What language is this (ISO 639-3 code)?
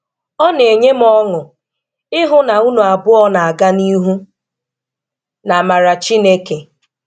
ibo